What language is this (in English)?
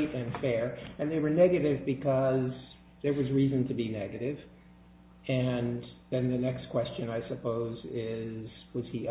English